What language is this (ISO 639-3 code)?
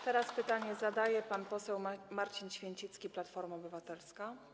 pol